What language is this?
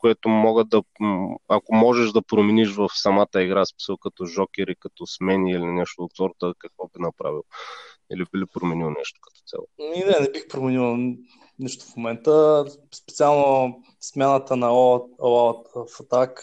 Bulgarian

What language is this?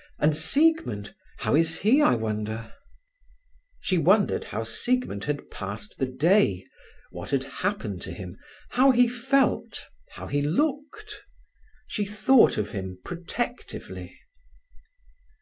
English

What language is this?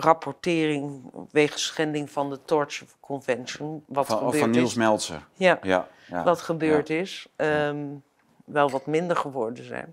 Dutch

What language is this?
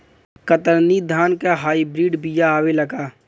Bhojpuri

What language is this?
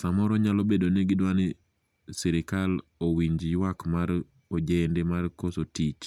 Luo (Kenya and Tanzania)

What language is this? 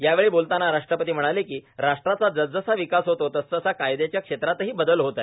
Marathi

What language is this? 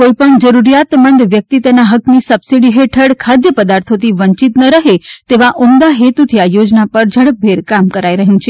Gujarati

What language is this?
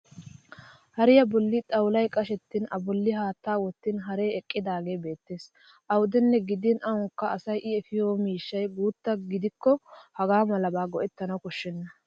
Wolaytta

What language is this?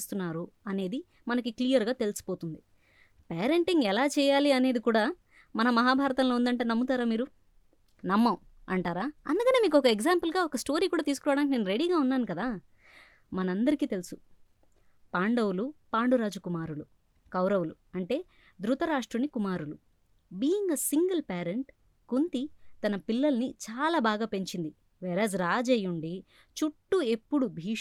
Telugu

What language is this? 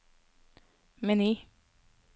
Norwegian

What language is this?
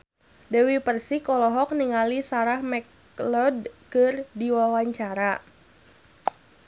Sundanese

